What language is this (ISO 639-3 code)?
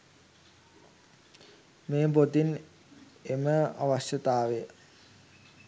sin